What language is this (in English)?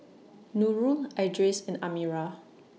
English